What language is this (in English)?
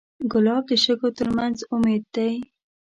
Pashto